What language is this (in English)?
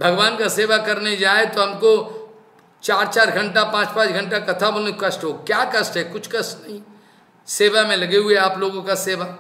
Hindi